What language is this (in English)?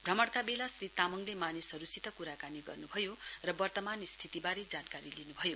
Nepali